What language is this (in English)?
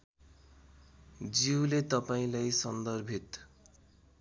Nepali